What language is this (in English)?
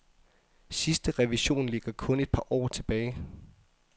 Danish